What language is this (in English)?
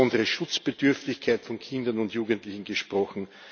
German